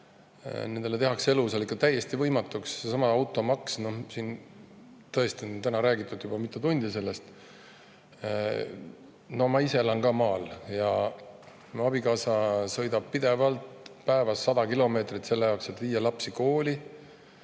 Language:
Estonian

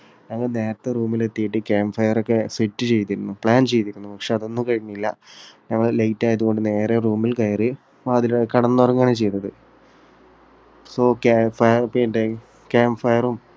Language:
Malayalam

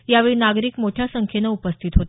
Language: Marathi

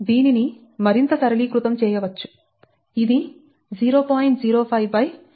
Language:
Telugu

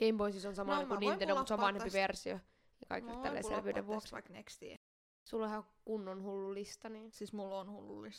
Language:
Finnish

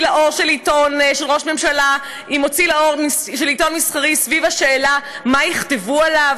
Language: Hebrew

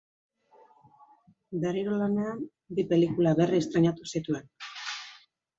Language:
Basque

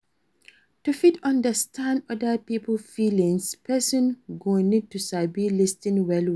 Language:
Nigerian Pidgin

